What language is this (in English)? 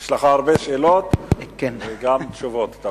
Hebrew